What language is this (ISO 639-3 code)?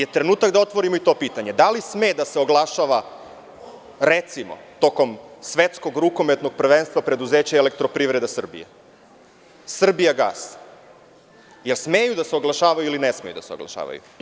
srp